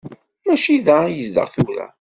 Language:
Kabyle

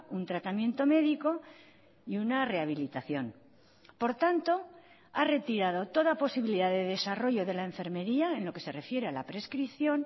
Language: Spanish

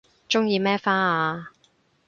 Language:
Cantonese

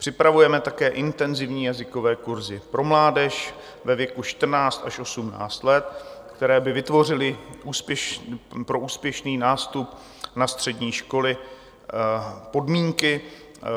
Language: Czech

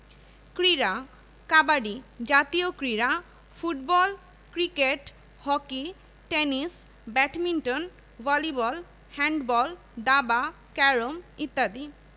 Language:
Bangla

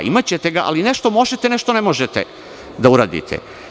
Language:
Serbian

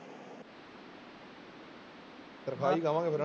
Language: Punjabi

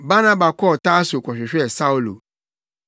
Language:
Akan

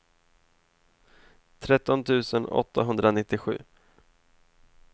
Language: Swedish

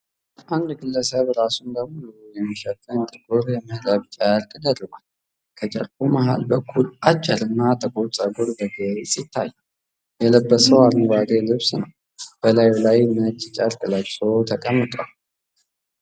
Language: Amharic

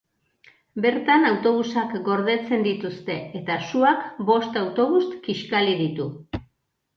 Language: Basque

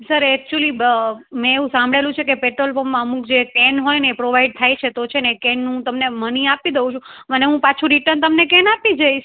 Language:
Gujarati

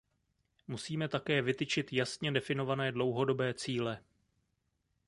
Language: Czech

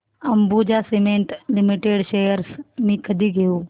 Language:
Marathi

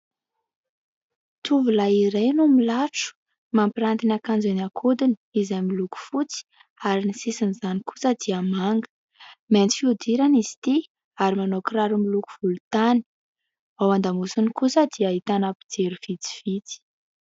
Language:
Malagasy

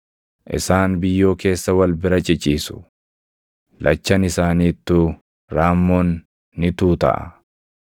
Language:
Oromo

